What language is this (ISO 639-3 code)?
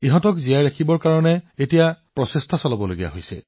asm